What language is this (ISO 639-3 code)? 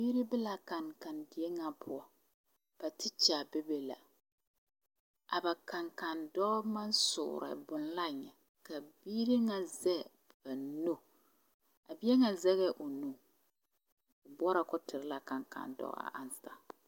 dga